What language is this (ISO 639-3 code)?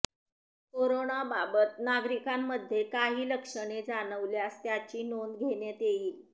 mar